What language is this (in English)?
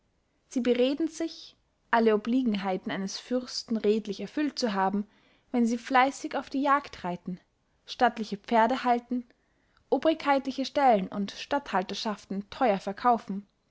German